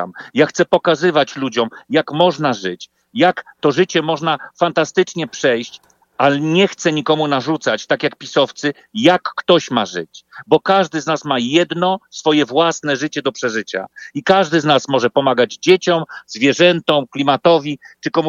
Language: Polish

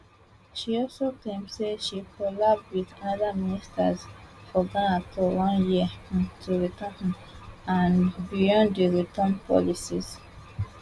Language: Nigerian Pidgin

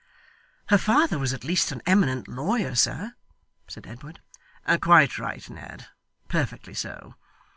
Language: English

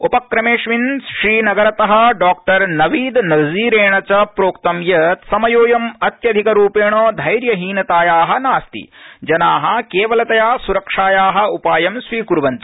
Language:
Sanskrit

